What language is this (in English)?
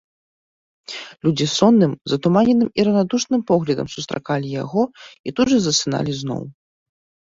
Belarusian